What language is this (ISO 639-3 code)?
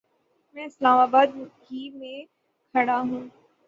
urd